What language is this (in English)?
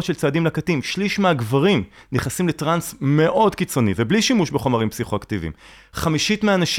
Hebrew